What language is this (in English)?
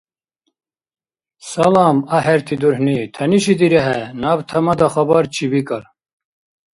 Dargwa